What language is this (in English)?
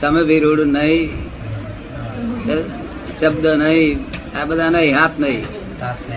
Gujarati